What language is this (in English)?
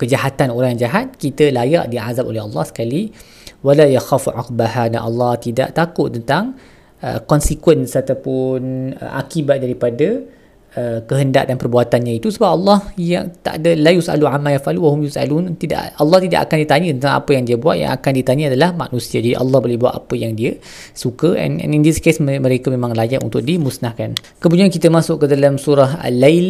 Malay